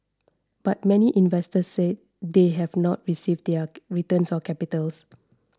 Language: English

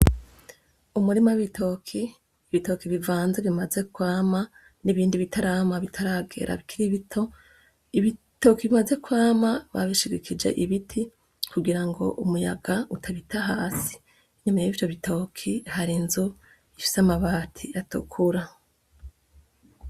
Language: Rundi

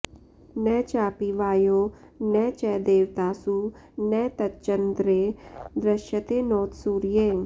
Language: Sanskrit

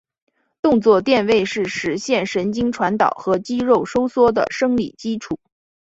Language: Chinese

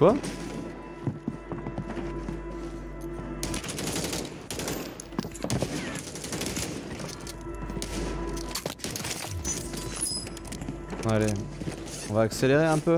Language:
French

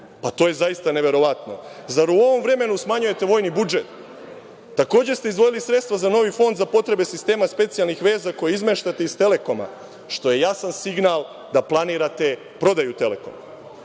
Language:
Serbian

